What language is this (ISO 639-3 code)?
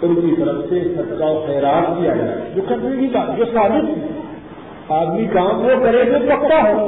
urd